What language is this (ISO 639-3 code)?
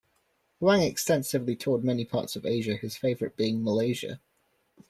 eng